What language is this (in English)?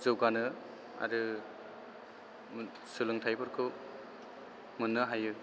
Bodo